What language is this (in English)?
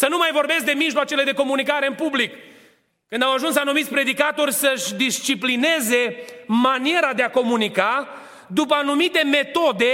Romanian